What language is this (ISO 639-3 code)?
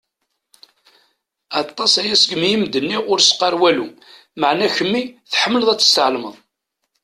kab